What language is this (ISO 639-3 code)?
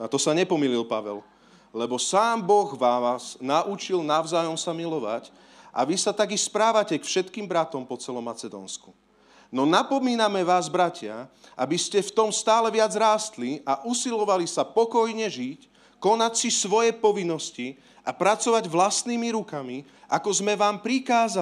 slk